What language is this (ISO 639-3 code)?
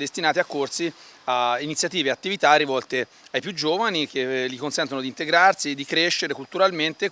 ita